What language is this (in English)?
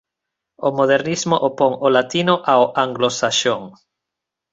Galician